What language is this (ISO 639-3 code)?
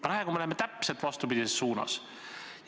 est